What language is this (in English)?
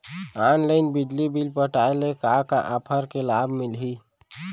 Chhattisgarhi